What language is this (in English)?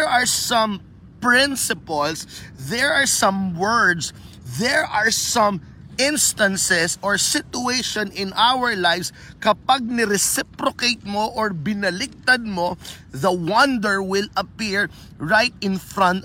Filipino